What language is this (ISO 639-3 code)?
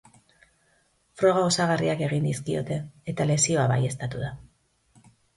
eus